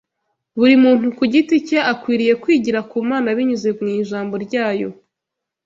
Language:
Kinyarwanda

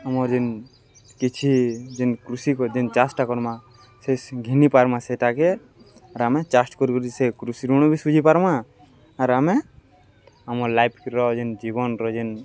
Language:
Odia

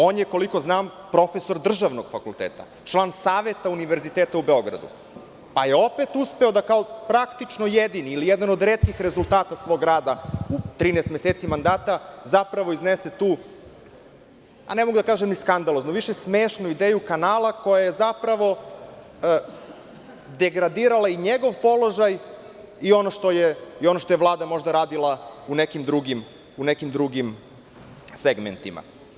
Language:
Serbian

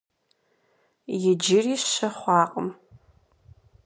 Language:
Kabardian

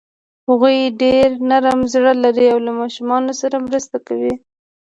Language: Pashto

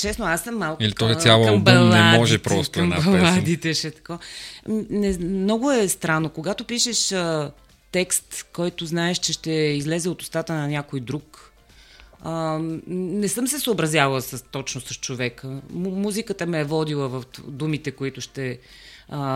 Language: Bulgarian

